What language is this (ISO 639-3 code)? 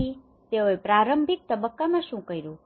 guj